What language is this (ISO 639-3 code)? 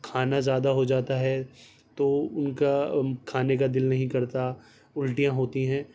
urd